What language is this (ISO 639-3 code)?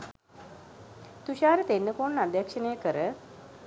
sin